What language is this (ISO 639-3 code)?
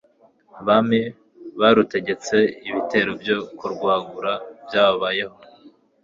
kin